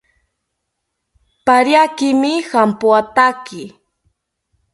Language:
South Ucayali Ashéninka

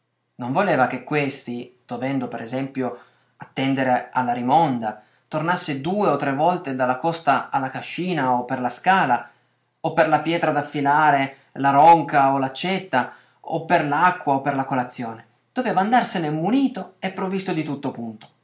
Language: Italian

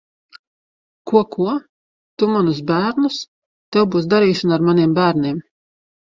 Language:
Latvian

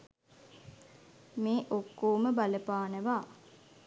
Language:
Sinhala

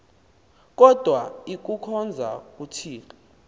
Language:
Xhosa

